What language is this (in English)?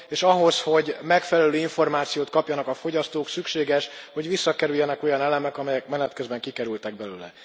Hungarian